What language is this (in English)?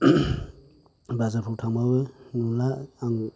Bodo